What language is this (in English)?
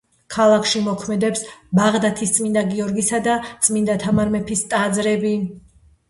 Georgian